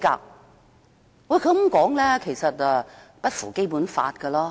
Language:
Cantonese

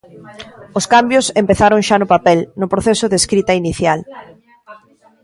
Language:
Galician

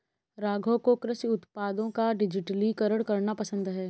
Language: Hindi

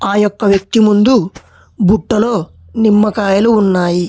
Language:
Telugu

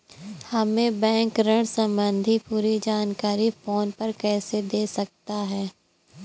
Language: Hindi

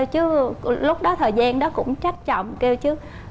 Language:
Vietnamese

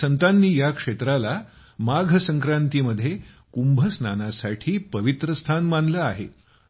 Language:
Marathi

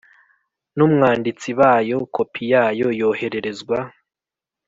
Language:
Kinyarwanda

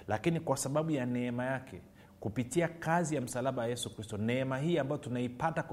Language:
Swahili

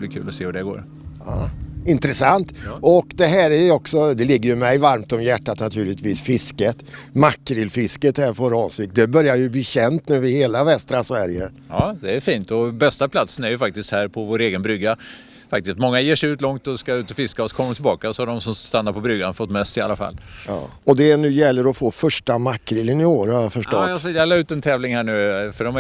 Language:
Swedish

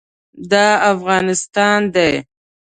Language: Pashto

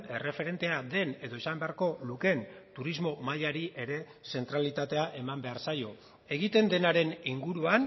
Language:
Basque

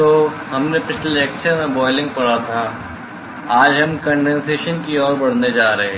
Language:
Hindi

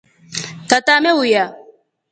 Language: Rombo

